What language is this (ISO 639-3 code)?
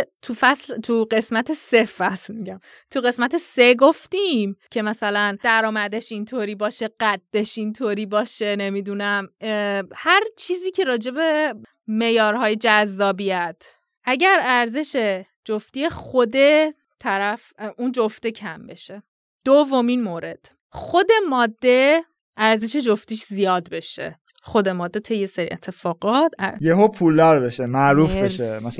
fas